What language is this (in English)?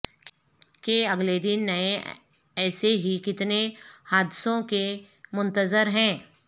Urdu